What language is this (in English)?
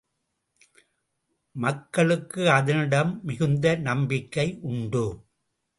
Tamil